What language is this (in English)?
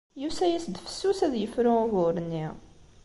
Kabyle